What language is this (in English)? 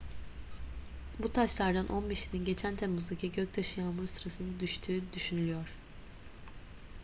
Turkish